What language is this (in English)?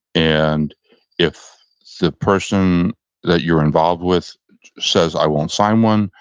English